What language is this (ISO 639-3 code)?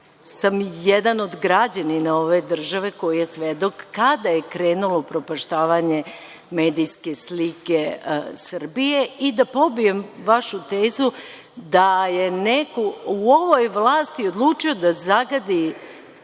srp